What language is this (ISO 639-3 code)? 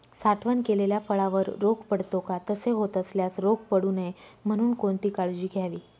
mar